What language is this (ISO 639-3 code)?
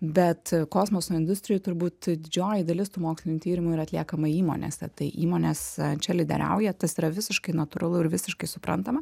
lit